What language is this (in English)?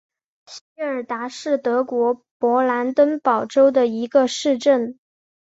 Chinese